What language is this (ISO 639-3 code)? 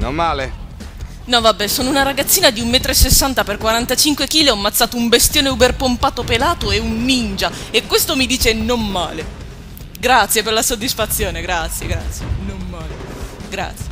ita